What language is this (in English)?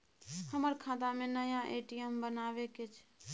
Maithili